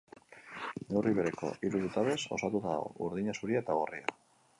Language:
Basque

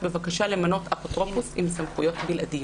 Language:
Hebrew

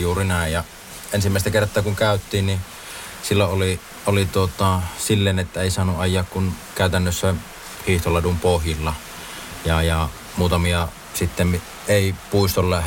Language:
Finnish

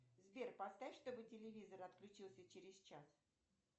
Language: Russian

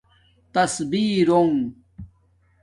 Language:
Domaaki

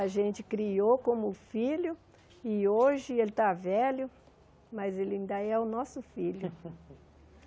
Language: Portuguese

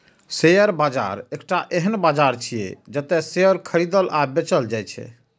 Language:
Maithili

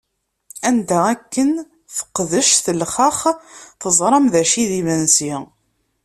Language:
Kabyle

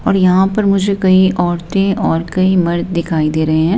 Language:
Hindi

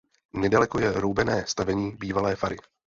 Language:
Czech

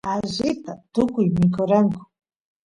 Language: Santiago del Estero Quichua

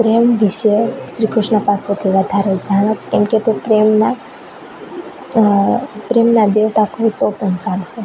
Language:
Gujarati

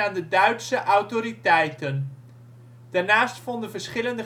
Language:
Dutch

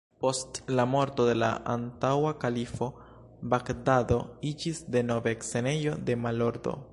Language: Esperanto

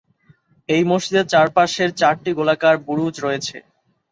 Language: Bangla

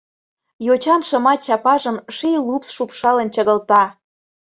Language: Mari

